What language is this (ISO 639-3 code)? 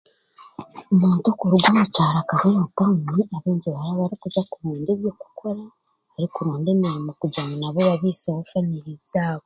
cgg